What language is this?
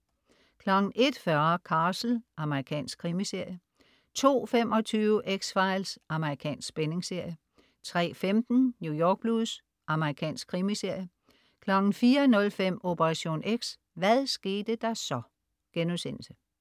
Danish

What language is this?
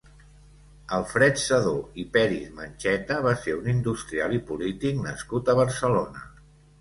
Catalan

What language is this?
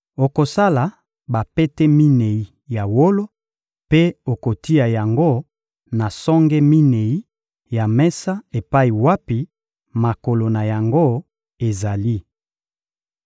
Lingala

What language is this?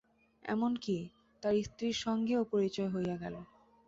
Bangla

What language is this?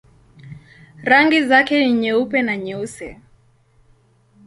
Swahili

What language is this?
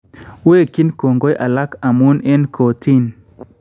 Kalenjin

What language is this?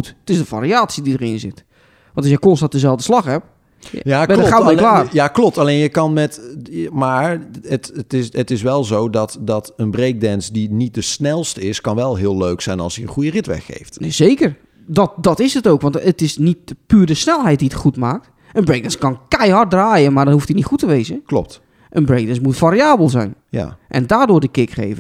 Dutch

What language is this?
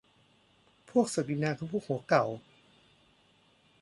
Thai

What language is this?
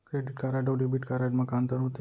Chhattisgarhi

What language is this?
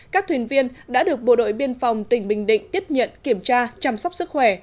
Vietnamese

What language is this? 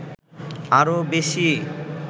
Bangla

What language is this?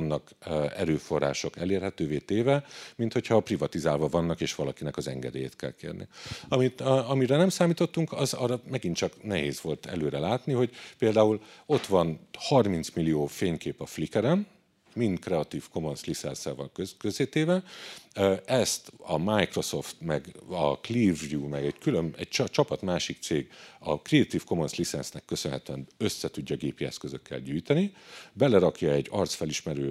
Hungarian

